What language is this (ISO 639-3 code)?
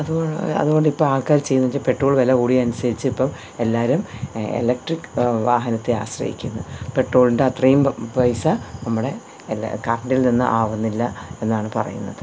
mal